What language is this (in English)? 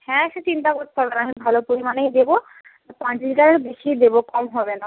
Bangla